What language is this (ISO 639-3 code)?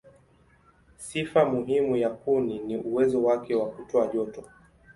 swa